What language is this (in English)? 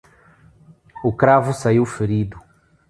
Portuguese